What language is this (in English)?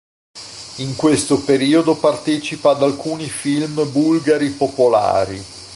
Italian